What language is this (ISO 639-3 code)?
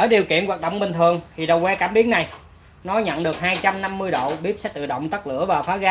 vie